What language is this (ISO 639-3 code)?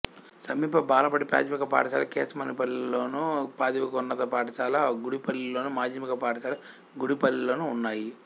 tel